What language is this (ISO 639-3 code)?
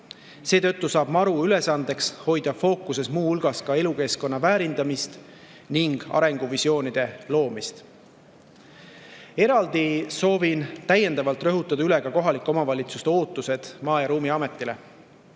est